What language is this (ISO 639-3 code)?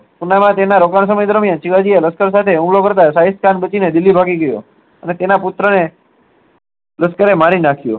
guj